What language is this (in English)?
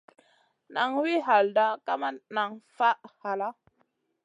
Masana